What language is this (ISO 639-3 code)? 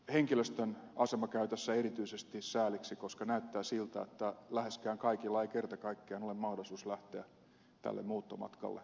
fin